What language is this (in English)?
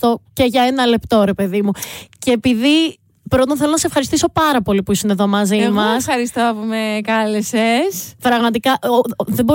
Greek